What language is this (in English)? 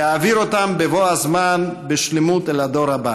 Hebrew